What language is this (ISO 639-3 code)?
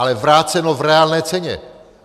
ces